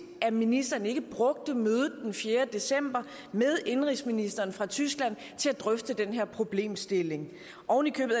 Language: Danish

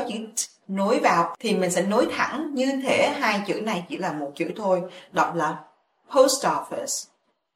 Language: Vietnamese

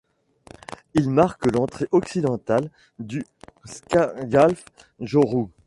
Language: French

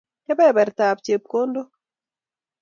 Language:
Kalenjin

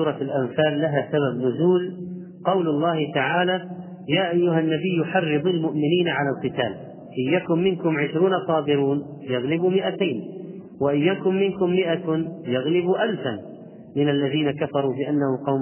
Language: Arabic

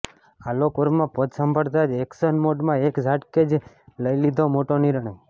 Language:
Gujarati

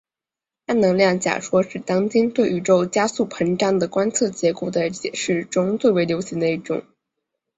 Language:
Chinese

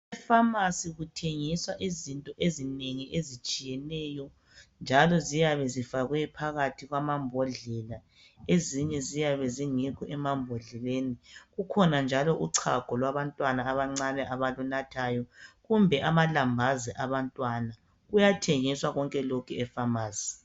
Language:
North Ndebele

